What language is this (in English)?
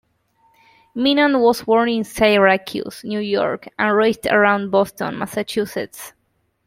English